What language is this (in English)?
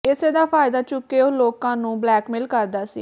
Punjabi